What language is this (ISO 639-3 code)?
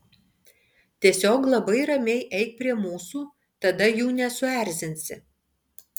lit